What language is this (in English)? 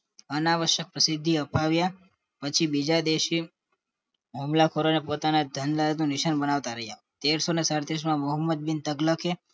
Gujarati